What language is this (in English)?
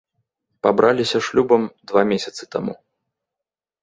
Belarusian